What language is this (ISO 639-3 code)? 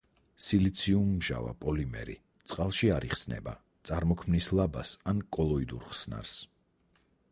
kat